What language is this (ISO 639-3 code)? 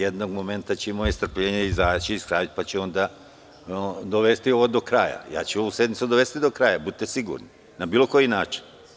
srp